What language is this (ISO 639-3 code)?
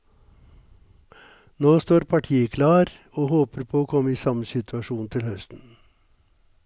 nor